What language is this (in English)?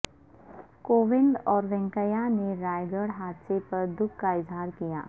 Urdu